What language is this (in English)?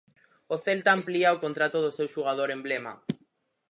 Galician